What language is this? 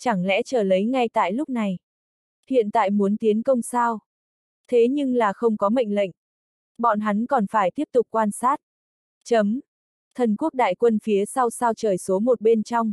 Vietnamese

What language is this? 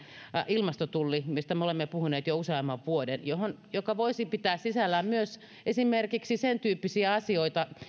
Finnish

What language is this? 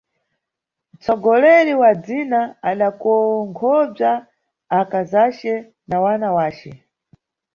Nyungwe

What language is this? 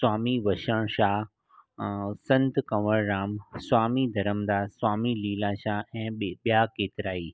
Sindhi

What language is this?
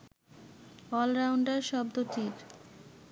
Bangla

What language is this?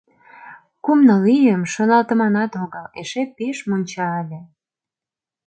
Mari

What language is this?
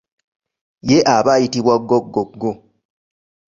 Ganda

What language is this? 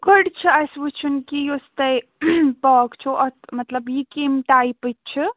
Kashmiri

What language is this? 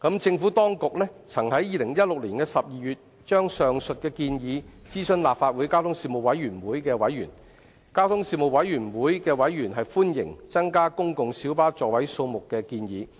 Cantonese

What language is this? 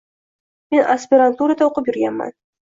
Uzbek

